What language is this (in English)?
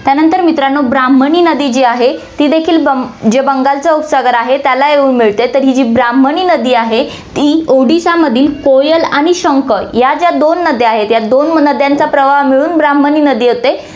Marathi